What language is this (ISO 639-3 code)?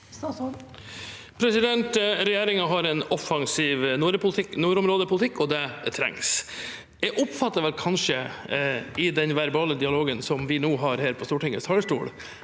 nor